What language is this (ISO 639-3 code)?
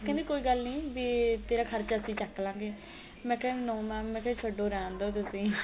pan